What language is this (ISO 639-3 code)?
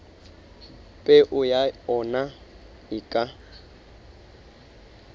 sot